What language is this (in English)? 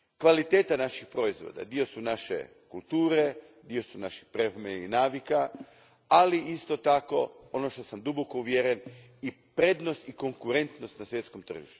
Croatian